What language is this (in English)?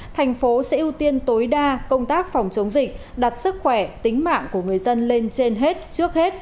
Vietnamese